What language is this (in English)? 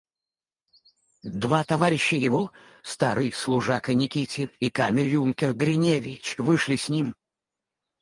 Russian